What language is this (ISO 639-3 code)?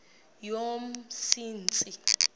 xho